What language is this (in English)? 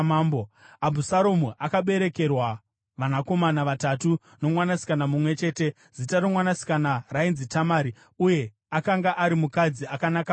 Shona